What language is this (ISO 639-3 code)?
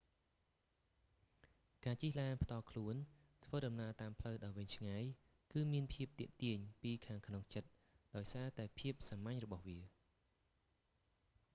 khm